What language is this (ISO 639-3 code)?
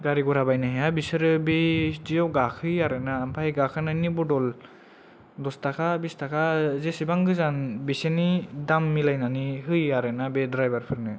brx